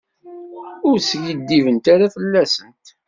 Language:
Kabyle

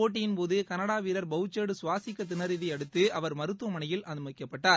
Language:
Tamil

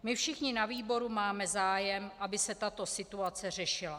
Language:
Czech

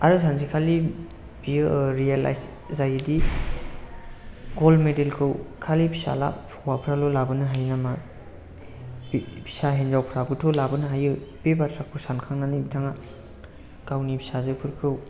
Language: Bodo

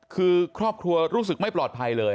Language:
Thai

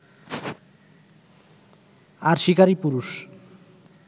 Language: Bangla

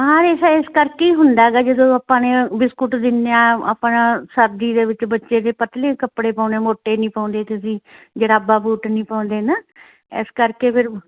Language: Punjabi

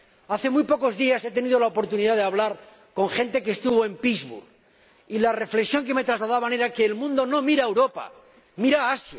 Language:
Spanish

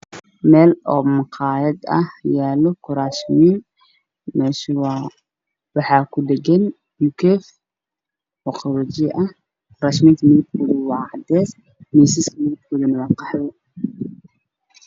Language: Somali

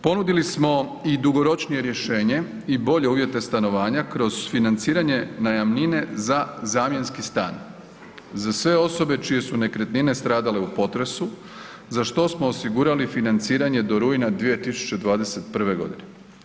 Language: Croatian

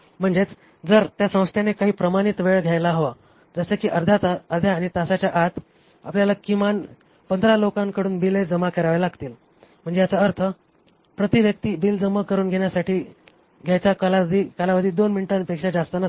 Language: Marathi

